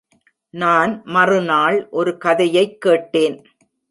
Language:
Tamil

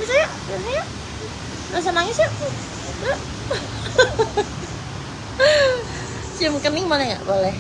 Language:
Indonesian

